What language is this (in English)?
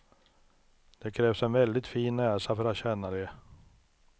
Swedish